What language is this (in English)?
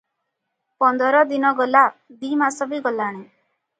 Odia